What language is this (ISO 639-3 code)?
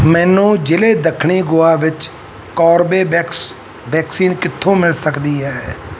pan